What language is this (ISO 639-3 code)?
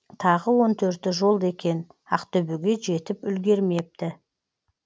kaz